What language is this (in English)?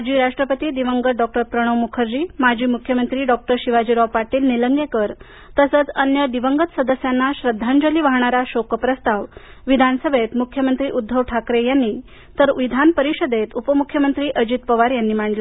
Marathi